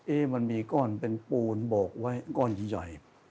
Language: Thai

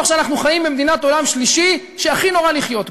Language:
Hebrew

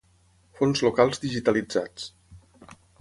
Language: Catalan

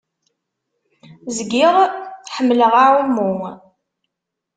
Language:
Kabyle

